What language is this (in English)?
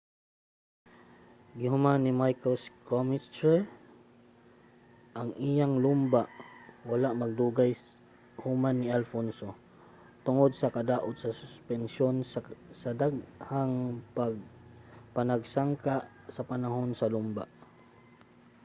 Cebuano